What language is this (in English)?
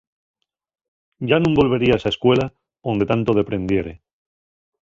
Asturian